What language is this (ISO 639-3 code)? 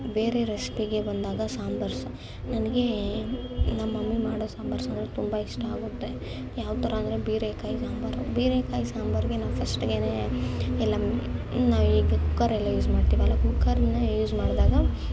kan